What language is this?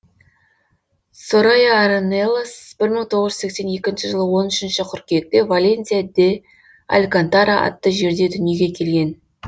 Kazakh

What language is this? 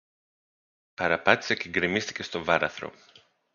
Greek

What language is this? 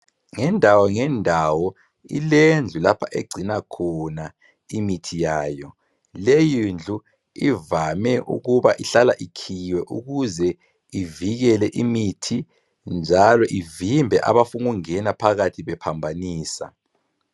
North Ndebele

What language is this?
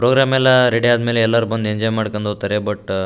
Kannada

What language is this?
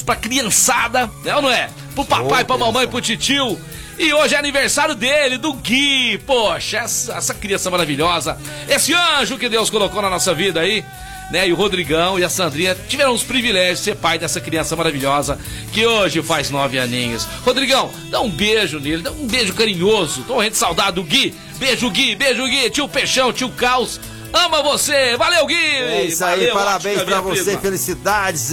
Portuguese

